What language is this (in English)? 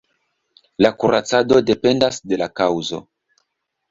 Esperanto